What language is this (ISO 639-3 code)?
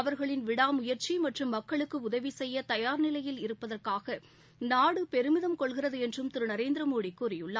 tam